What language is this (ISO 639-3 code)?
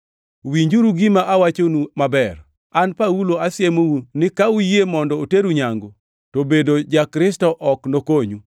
luo